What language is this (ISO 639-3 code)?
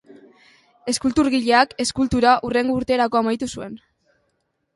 eus